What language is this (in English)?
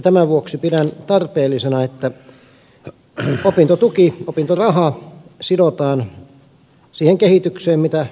Finnish